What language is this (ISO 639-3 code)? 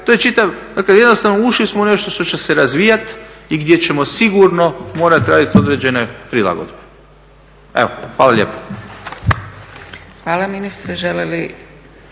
hrv